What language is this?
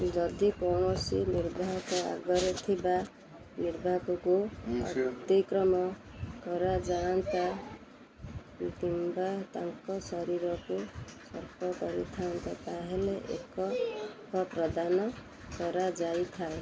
Odia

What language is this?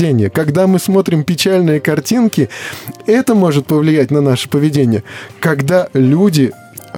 Russian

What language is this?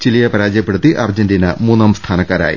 Malayalam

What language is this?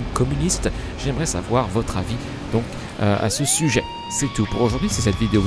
French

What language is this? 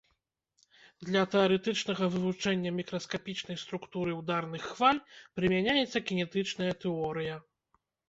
Belarusian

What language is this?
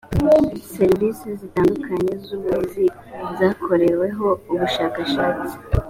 Kinyarwanda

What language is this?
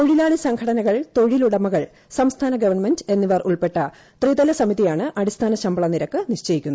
Malayalam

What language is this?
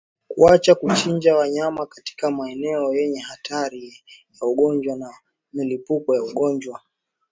Swahili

